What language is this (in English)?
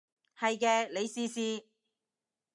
Cantonese